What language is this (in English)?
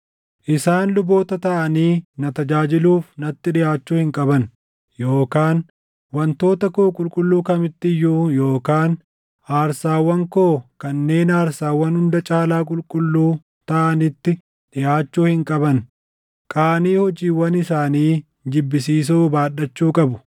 Oromo